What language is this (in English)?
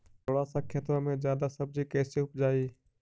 Magahi